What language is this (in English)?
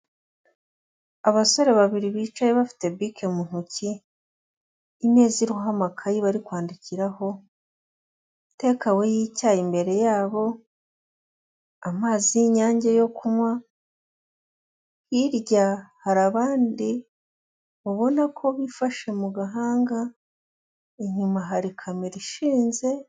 Kinyarwanda